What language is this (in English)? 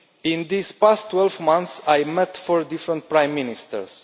English